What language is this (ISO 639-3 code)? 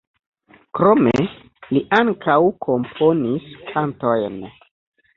epo